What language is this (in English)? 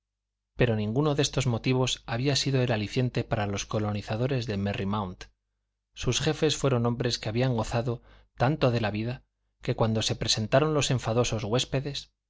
Spanish